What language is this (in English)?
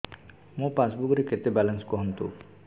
Odia